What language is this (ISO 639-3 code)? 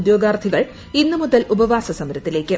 mal